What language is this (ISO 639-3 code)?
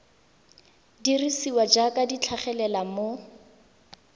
tsn